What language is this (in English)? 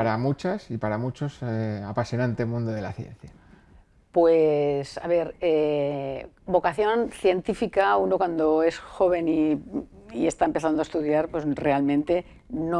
Spanish